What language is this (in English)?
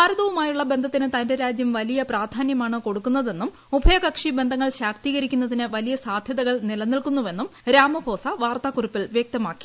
Malayalam